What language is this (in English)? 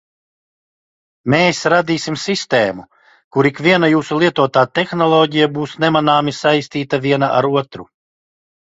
Latvian